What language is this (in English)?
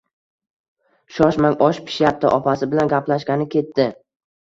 Uzbek